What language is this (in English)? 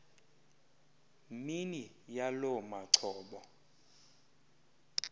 Xhosa